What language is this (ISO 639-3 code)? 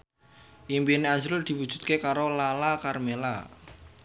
jav